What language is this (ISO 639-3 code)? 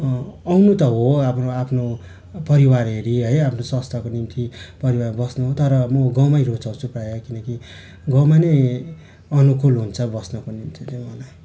nep